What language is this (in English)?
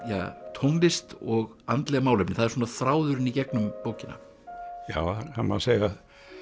Icelandic